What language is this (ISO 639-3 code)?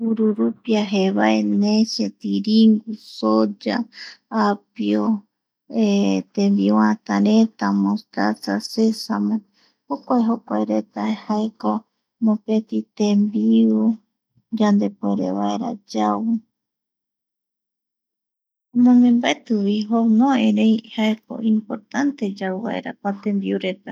gui